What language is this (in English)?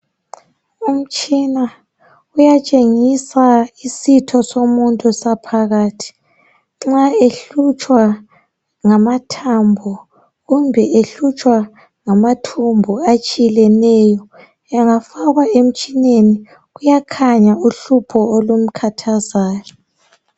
North Ndebele